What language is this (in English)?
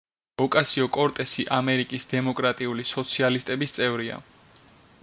Georgian